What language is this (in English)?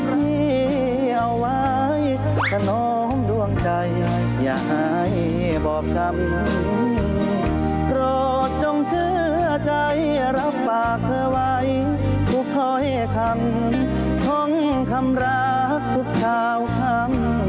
Thai